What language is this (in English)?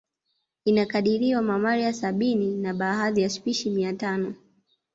Swahili